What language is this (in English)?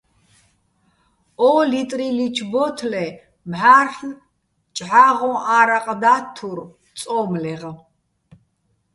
Bats